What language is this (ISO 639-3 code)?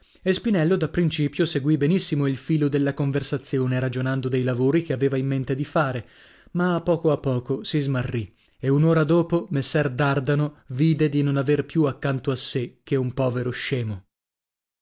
ita